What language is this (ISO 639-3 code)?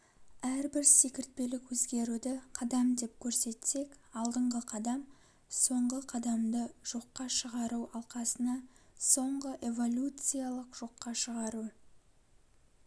kaz